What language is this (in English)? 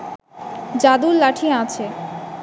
Bangla